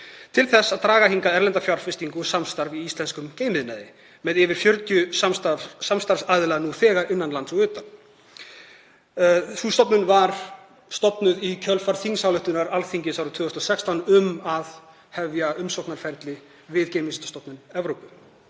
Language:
Icelandic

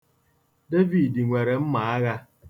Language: Igbo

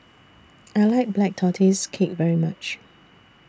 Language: English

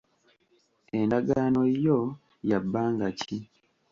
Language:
Ganda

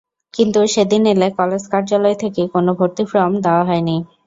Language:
Bangla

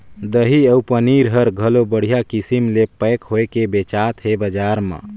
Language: Chhattisgarhi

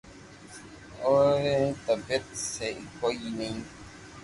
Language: Loarki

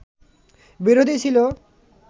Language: Bangla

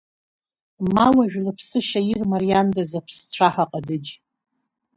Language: Abkhazian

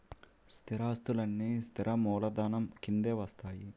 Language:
Telugu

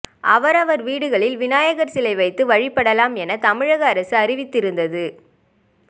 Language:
Tamil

